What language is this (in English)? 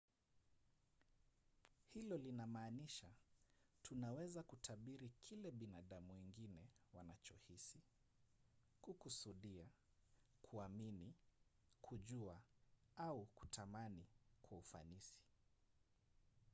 Swahili